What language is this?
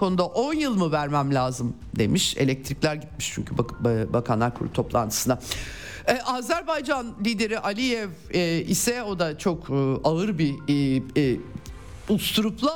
Turkish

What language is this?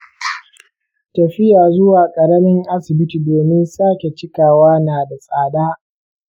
Hausa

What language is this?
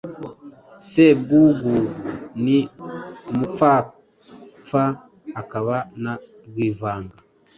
Kinyarwanda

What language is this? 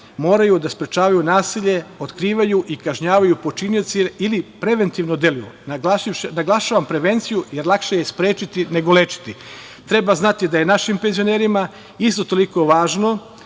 Serbian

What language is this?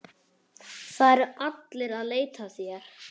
Icelandic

